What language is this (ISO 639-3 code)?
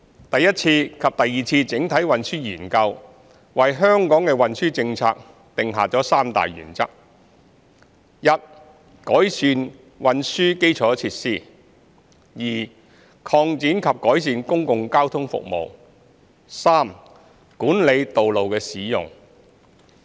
yue